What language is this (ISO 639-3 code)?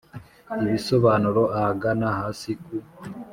kin